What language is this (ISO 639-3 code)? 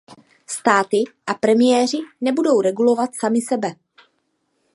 ces